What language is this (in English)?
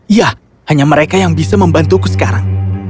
Indonesian